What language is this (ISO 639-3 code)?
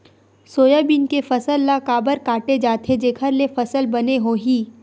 hne